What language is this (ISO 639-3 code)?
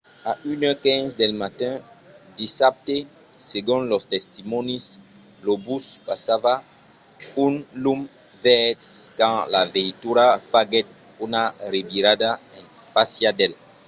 oci